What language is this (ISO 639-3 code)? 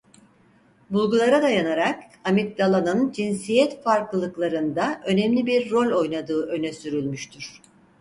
tur